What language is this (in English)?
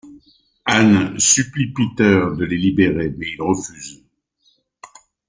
French